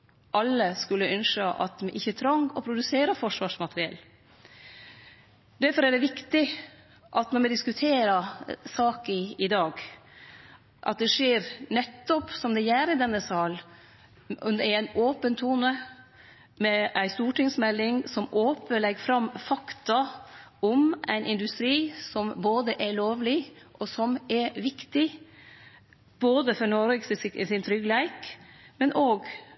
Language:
Norwegian Nynorsk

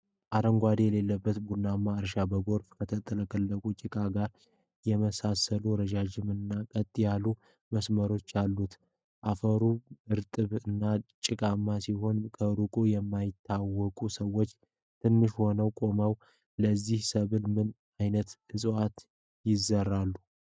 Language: Amharic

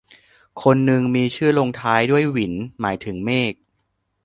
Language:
Thai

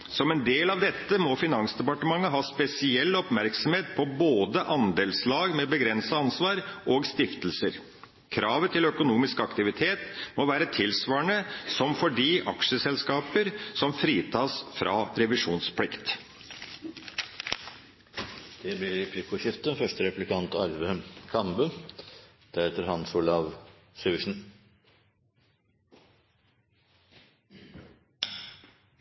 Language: Norwegian Bokmål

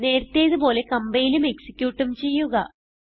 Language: Malayalam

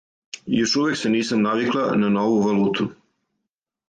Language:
Serbian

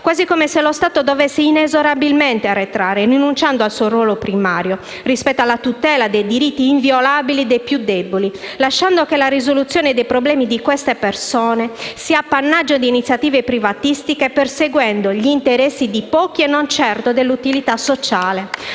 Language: Italian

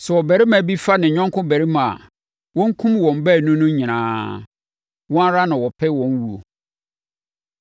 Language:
Akan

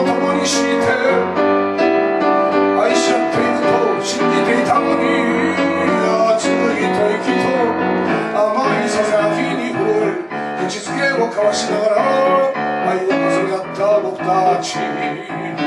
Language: Greek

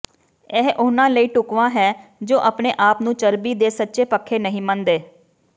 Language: Punjabi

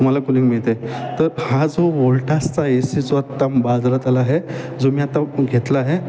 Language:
Marathi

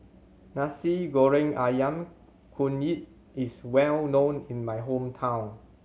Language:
English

